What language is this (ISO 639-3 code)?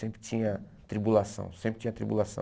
por